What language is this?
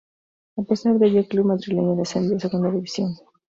Spanish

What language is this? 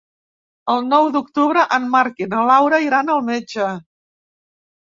Catalan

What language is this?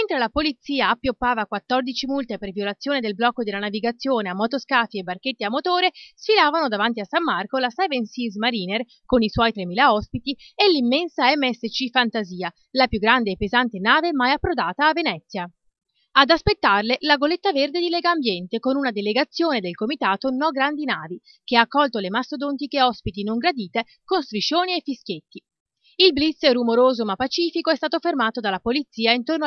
Italian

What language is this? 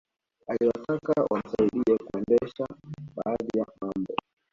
Swahili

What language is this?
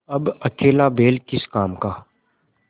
Hindi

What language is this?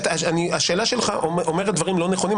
Hebrew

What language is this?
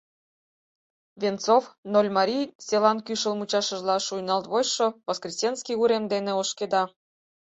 Mari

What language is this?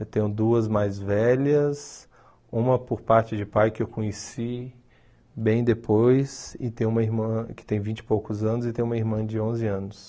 Portuguese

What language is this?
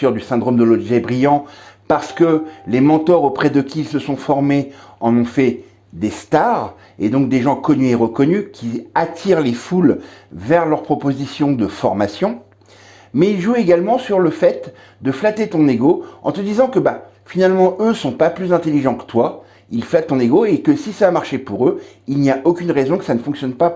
French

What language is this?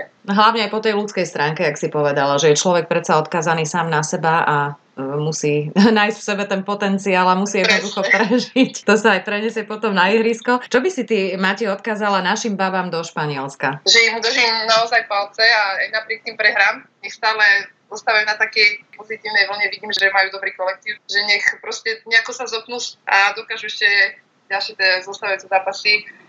Slovak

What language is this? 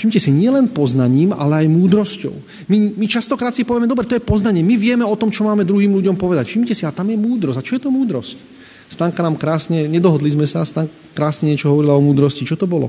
Slovak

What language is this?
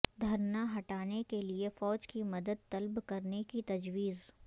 Urdu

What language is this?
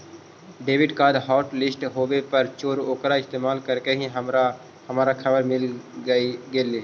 Magahi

